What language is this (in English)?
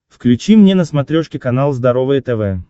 Russian